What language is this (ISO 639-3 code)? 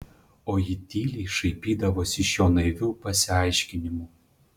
lit